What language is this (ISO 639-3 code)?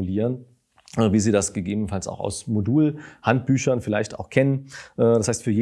deu